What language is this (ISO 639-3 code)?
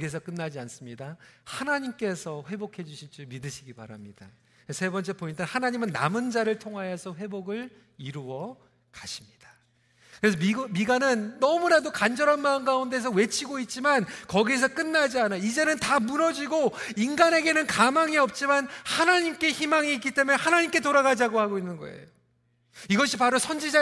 kor